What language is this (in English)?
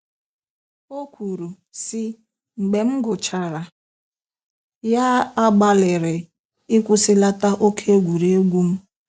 Igbo